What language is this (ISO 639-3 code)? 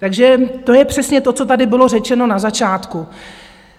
ces